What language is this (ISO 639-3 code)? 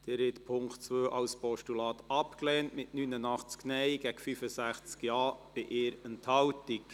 gsw